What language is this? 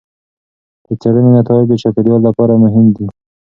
Pashto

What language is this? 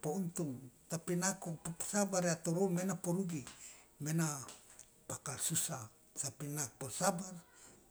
Loloda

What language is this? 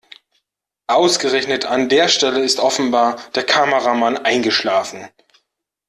German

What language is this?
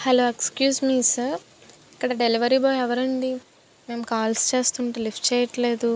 Telugu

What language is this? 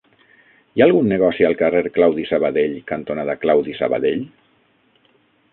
Catalan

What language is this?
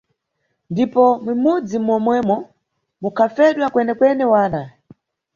Nyungwe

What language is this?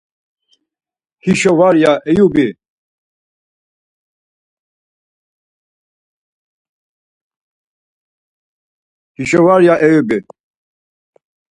Laz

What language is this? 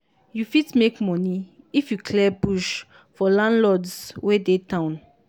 Nigerian Pidgin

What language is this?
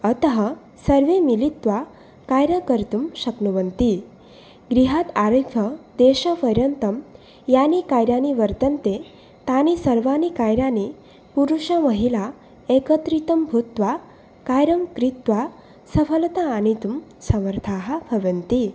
Sanskrit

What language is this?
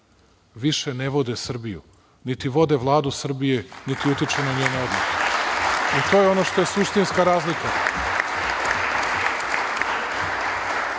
Serbian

